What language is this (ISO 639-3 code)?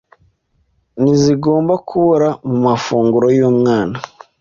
kin